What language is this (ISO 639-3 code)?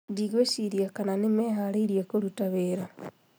kik